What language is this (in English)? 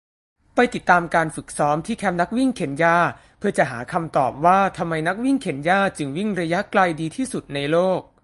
Thai